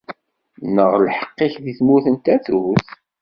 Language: Kabyle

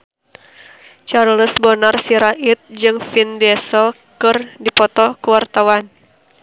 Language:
Sundanese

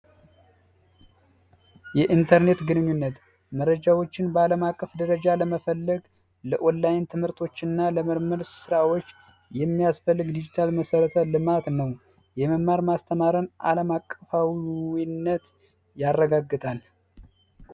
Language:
Amharic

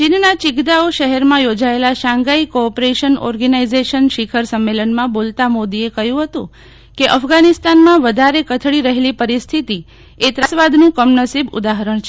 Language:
Gujarati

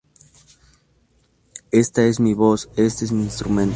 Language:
Spanish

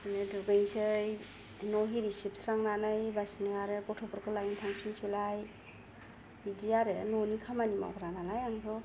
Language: Bodo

